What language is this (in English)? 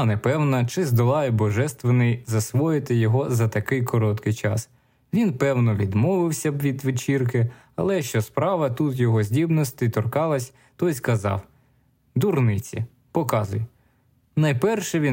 Ukrainian